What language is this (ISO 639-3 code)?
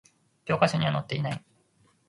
jpn